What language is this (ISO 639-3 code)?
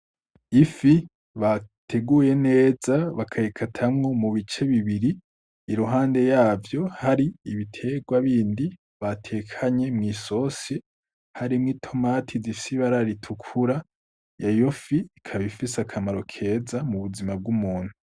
run